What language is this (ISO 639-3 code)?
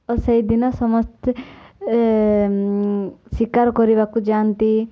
ori